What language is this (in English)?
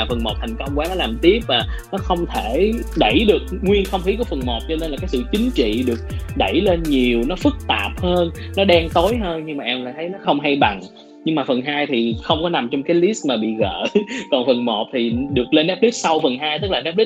Vietnamese